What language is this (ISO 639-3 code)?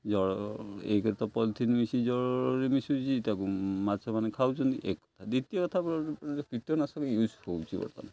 ori